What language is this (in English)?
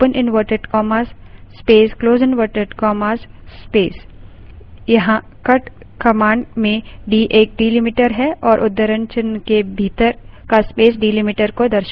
Hindi